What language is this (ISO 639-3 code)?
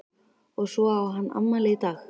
isl